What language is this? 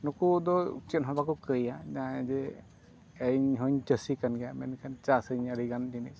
Santali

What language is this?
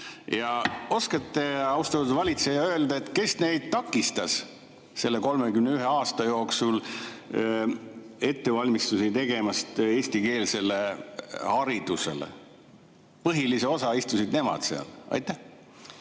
Estonian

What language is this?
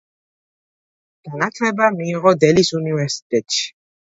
Georgian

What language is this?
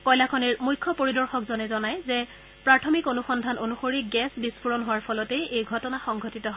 Assamese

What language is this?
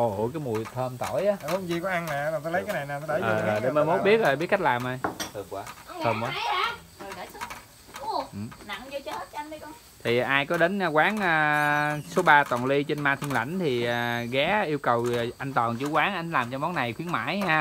Vietnamese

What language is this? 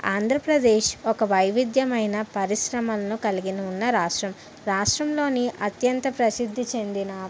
Telugu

